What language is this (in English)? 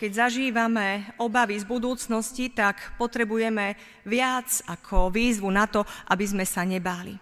Slovak